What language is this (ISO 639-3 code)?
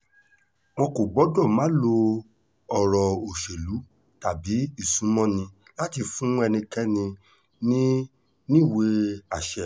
yor